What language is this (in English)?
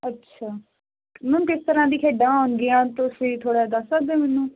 Punjabi